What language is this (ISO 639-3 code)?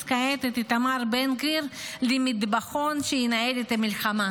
heb